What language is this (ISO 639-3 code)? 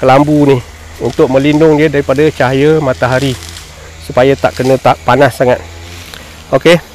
msa